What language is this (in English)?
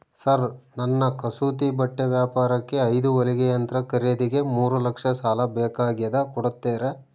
Kannada